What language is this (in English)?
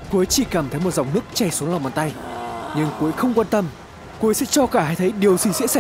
Vietnamese